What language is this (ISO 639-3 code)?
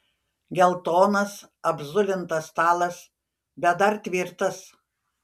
lit